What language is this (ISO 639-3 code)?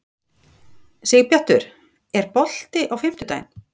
isl